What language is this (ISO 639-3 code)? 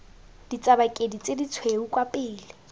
tsn